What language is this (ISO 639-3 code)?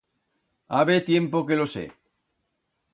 arg